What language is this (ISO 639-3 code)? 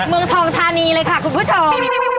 tha